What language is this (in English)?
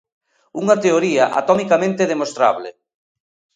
Galician